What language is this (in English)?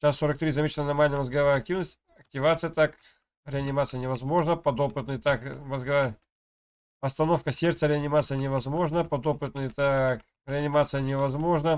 Russian